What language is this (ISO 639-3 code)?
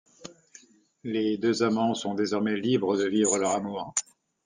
fra